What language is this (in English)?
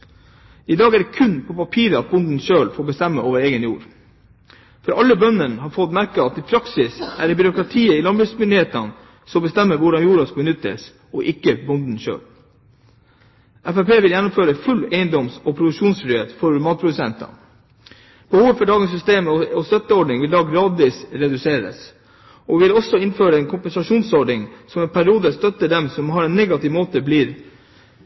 Norwegian Bokmål